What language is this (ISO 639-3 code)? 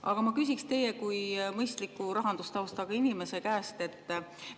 est